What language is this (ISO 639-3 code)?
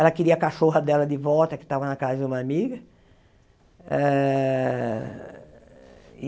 por